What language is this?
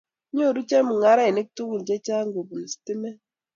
Kalenjin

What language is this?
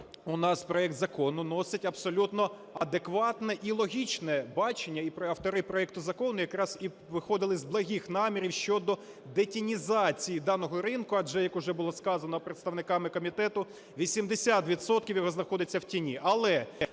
Ukrainian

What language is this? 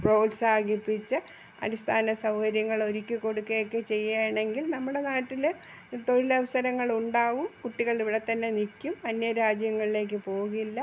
Malayalam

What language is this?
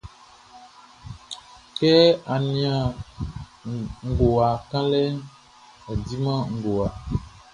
Baoulé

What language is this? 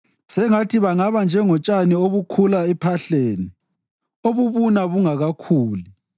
North Ndebele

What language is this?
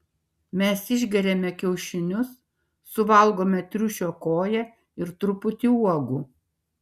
Lithuanian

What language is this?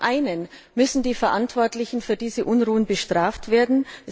German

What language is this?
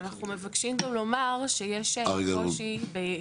Hebrew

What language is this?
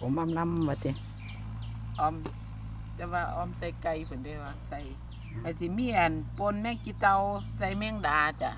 Thai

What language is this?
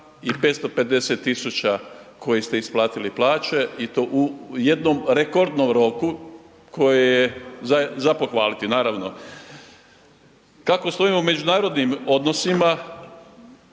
Croatian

